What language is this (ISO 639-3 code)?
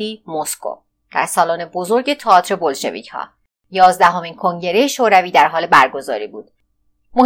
fas